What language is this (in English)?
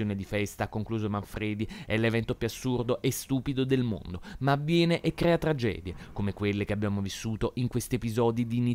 Italian